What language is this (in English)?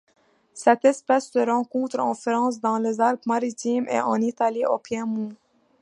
French